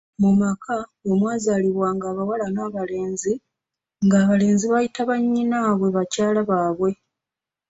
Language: Ganda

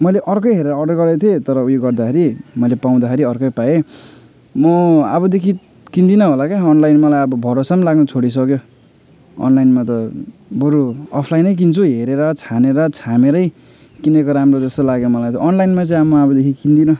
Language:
Nepali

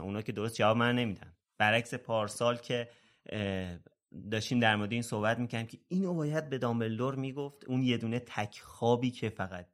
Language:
Persian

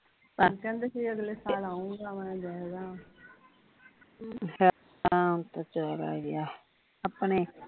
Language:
Punjabi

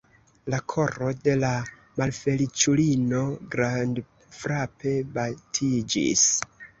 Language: Esperanto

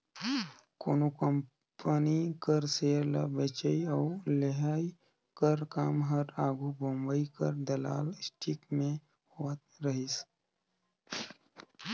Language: Chhattisgarhi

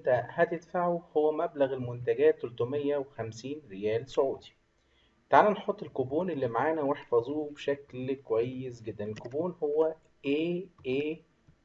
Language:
Arabic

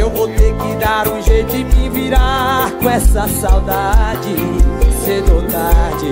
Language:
Portuguese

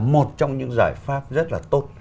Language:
Vietnamese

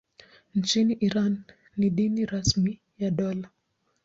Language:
Swahili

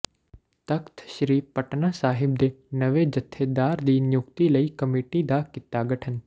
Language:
Punjabi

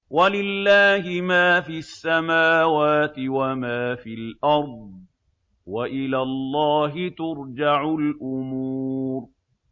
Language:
Arabic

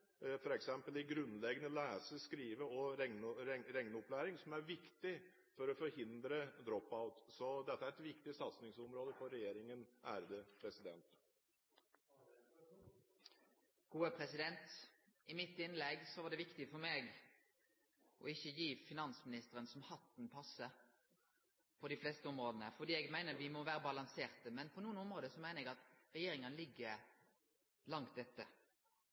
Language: Norwegian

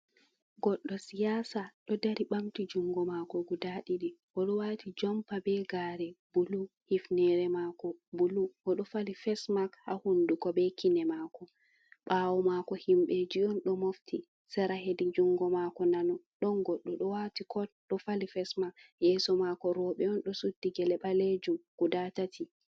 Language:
Fula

